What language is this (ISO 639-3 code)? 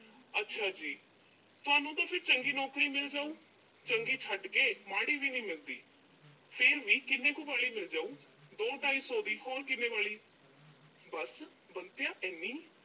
pan